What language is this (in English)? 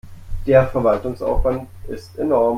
German